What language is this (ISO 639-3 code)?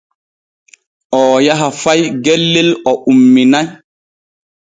fue